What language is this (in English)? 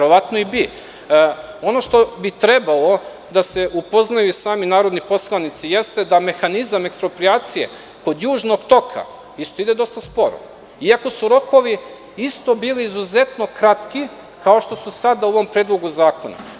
Serbian